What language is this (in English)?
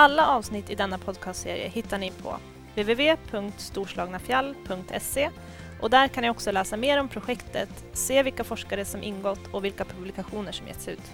Swedish